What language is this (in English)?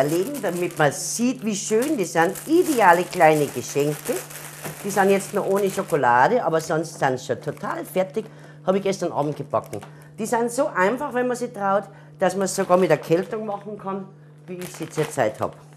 German